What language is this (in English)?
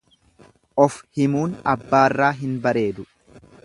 Oromo